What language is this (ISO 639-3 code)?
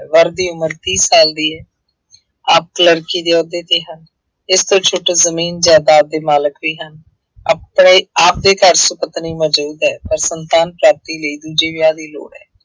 pan